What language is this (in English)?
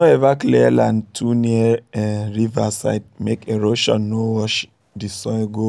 Nigerian Pidgin